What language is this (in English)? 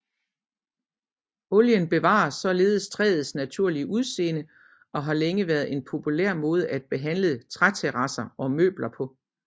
Danish